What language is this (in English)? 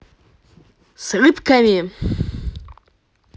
Russian